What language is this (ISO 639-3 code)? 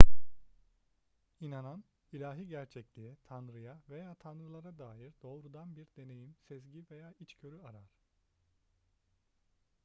tur